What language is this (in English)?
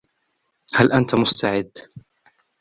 Arabic